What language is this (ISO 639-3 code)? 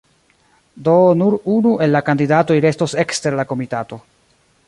epo